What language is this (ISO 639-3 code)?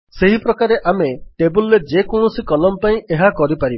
ori